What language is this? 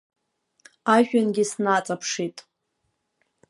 Abkhazian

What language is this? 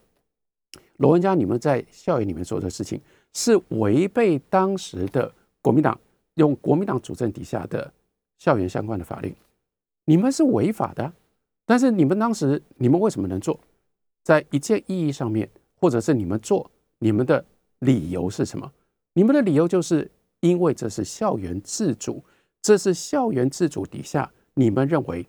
Chinese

